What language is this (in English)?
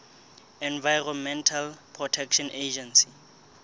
Southern Sotho